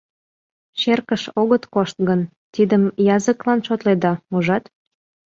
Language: Mari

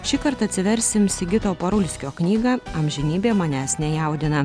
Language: Lithuanian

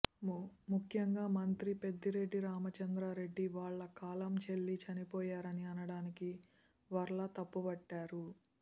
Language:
Telugu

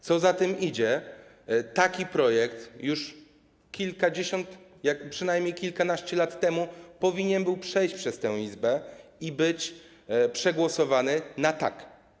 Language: Polish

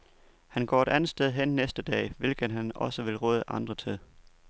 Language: Danish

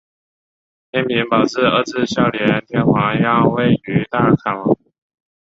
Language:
Chinese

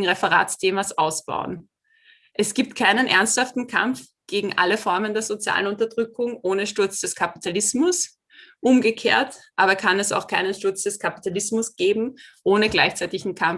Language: German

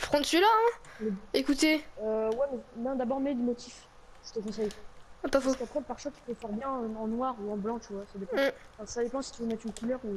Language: French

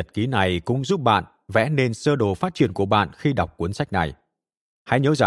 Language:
Vietnamese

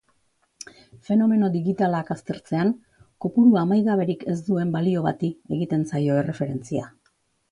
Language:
Basque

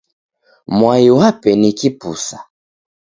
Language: Taita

